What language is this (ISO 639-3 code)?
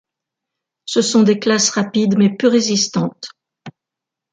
fra